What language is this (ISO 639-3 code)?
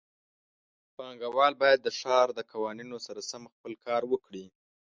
pus